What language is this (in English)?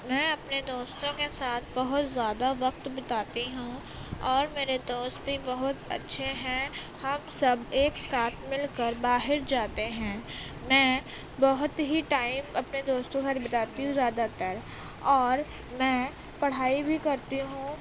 Urdu